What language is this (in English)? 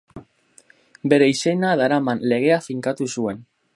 Basque